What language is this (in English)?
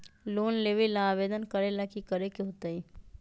Magahi